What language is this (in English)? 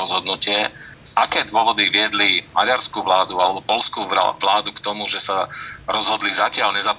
Slovak